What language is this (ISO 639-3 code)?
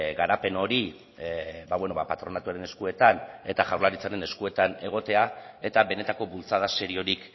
eus